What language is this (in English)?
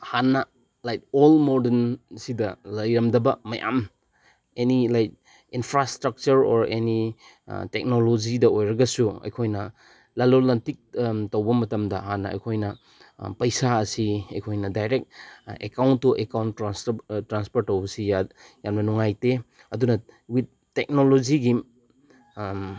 Manipuri